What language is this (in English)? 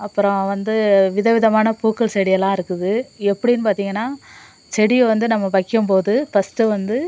Tamil